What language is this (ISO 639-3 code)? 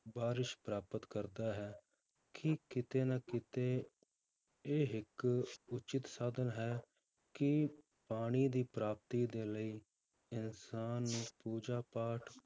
pan